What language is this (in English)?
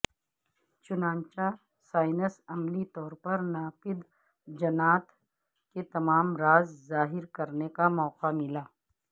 Urdu